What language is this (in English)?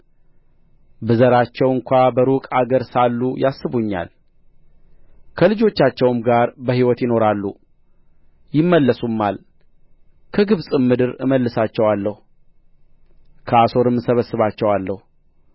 Amharic